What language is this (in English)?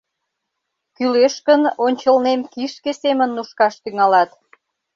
Mari